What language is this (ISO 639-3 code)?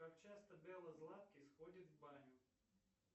rus